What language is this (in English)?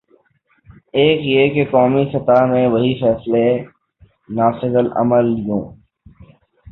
Urdu